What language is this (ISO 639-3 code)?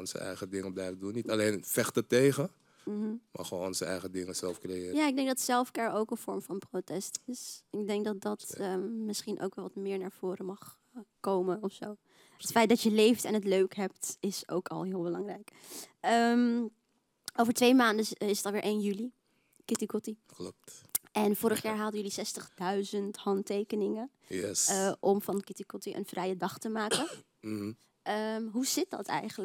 nld